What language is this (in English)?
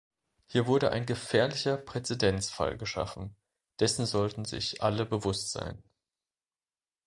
German